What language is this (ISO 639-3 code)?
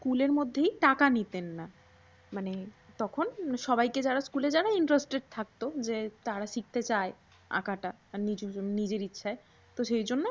ben